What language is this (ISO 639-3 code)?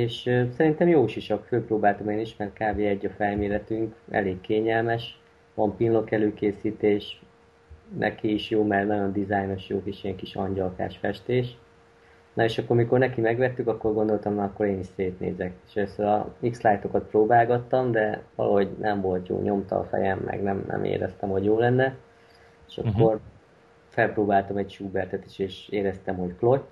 hun